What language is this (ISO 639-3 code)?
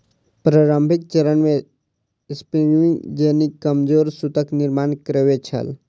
mai